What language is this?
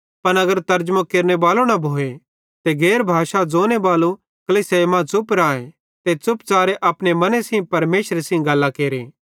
Bhadrawahi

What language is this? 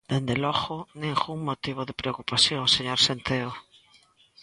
Galician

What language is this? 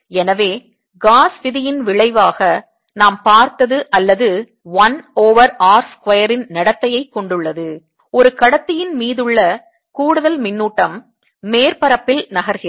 Tamil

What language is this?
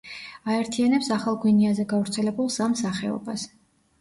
Georgian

